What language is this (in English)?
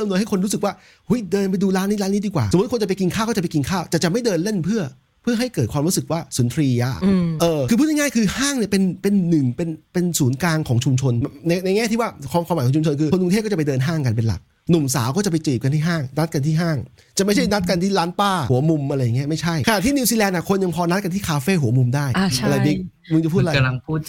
Thai